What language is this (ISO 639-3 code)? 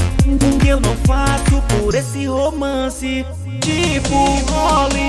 por